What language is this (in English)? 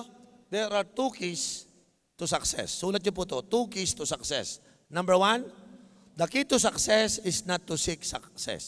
Filipino